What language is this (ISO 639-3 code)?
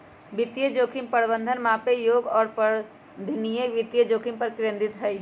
mag